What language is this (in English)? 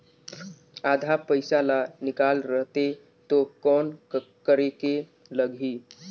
Chhattisgarhi